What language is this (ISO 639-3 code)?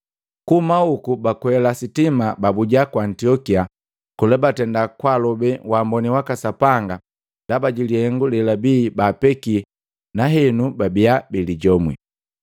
mgv